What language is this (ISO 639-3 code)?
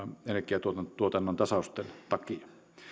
fin